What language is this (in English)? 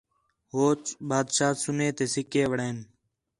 Khetrani